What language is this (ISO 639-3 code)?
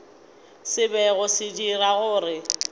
nso